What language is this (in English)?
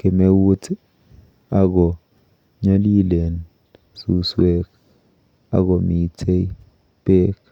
Kalenjin